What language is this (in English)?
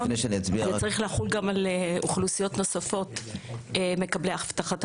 Hebrew